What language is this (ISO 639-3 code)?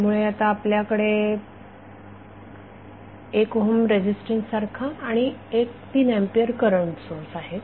mar